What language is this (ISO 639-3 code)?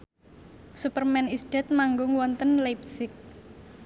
jav